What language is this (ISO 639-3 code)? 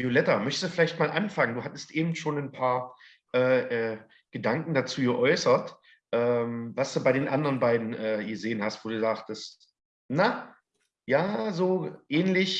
deu